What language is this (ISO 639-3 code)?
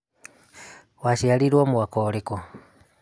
kik